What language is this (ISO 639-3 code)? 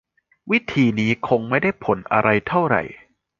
tha